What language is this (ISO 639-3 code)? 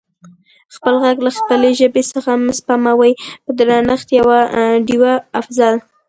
pus